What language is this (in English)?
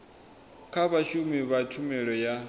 Venda